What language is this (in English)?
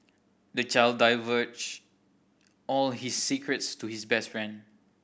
English